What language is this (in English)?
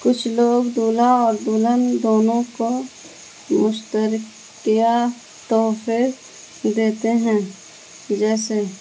Urdu